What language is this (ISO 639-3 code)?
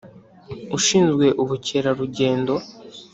kin